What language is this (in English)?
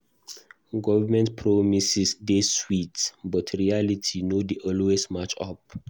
Nigerian Pidgin